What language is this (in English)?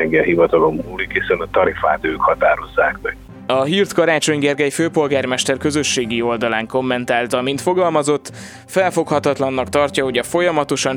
Hungarian